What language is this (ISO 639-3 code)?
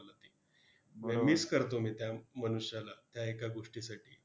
mar